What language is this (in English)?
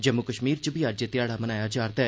Dogri